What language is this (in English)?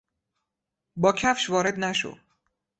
Persian